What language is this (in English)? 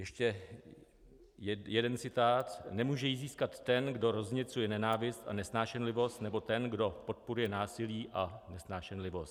Czech